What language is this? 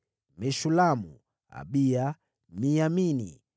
Swahili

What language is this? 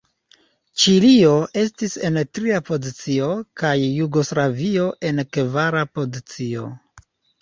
Esperanto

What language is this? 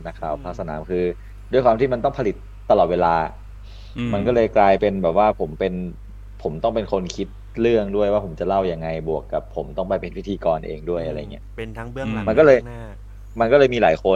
Thai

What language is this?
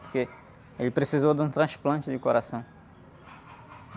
Portuguese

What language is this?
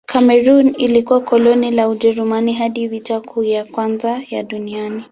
Swahili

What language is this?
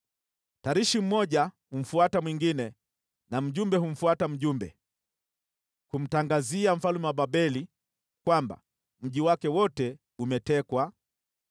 Swahili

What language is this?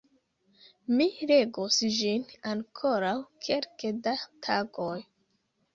Esperanto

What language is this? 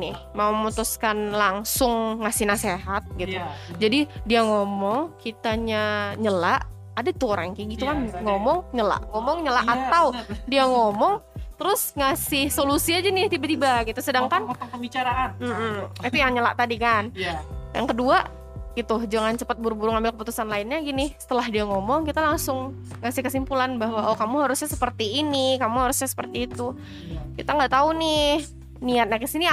Indonesian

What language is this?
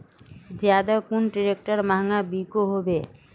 Magahi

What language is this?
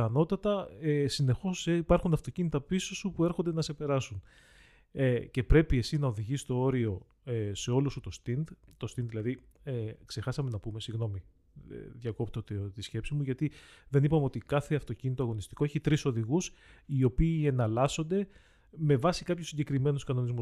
Greek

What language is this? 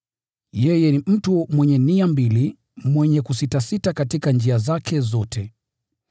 Swahili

